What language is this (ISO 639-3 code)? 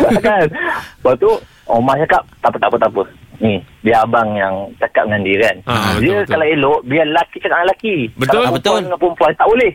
msa